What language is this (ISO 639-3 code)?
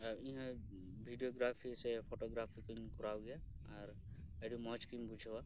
sat